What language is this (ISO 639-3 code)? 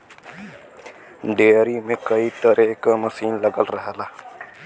bho